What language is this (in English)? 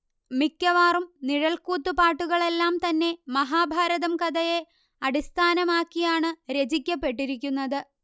Malayalam